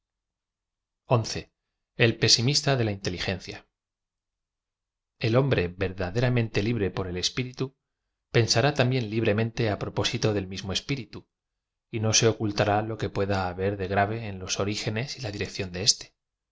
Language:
Spanish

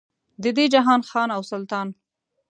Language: Pashto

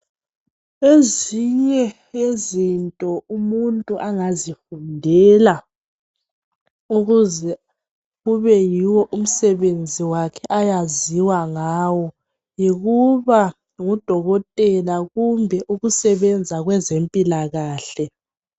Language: North Ndebele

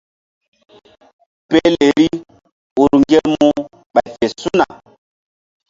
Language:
Mbum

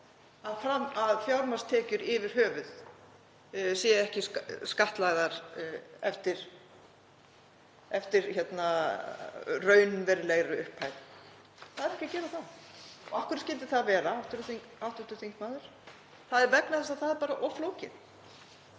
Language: Icelandic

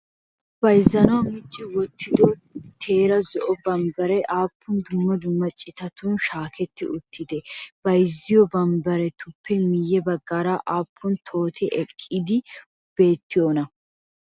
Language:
Wolaytta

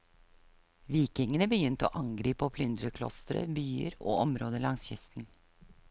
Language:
Norwegian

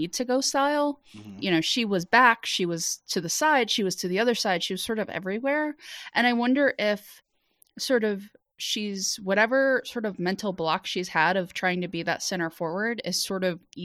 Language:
English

